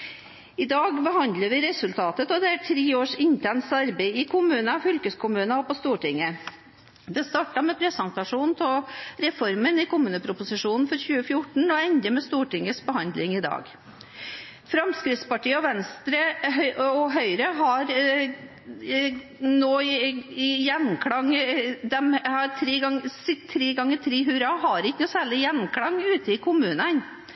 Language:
Norwegian Bokmål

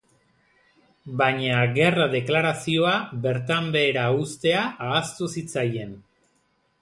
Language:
Basque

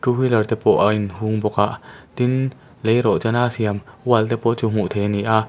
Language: Mizo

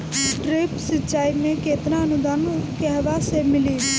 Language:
Bhojpuri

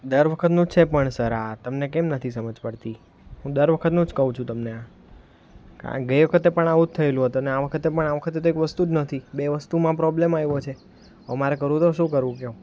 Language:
Gujarati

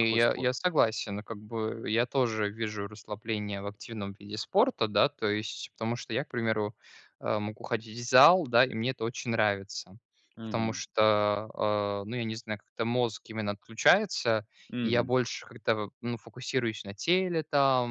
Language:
Russian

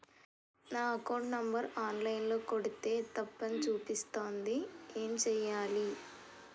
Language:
Telugu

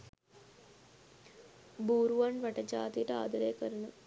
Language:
Sinhala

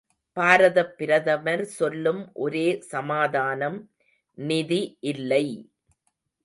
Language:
Tamil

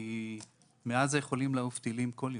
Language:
Hebrew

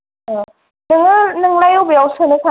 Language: Bodo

